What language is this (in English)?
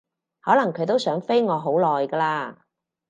Cantonese